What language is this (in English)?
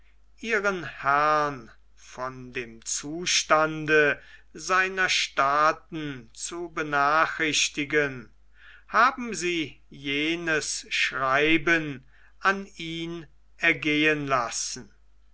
German